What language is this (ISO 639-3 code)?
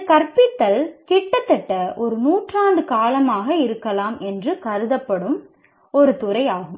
tam